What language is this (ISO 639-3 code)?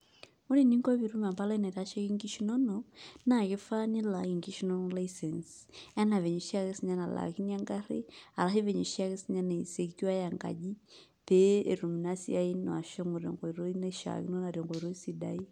mas